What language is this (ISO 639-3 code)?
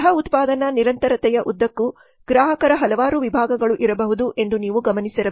kan